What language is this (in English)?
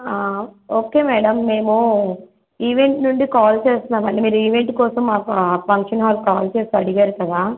Telugu